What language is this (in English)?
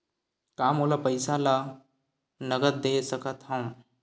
Chhattisgarhi